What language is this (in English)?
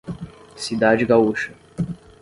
Portuguese